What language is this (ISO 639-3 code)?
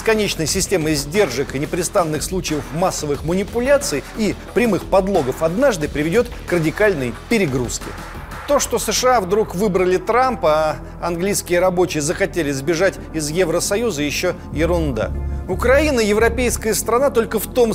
rus